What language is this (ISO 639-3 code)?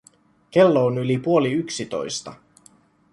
fin